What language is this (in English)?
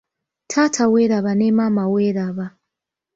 Ganda